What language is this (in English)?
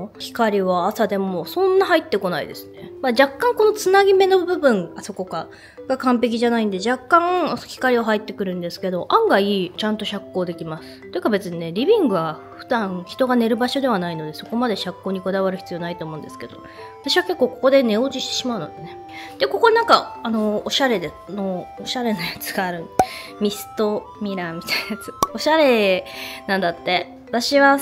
Japanese